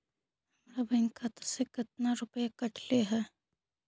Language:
Magahi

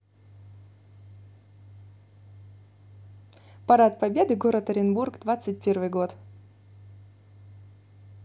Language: Russian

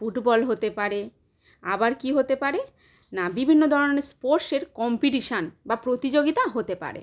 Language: Bangla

